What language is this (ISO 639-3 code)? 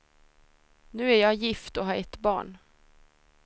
swe